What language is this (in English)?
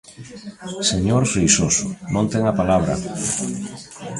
Galician